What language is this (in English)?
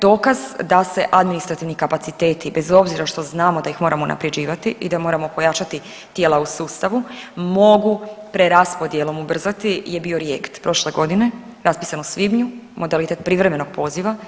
Croatian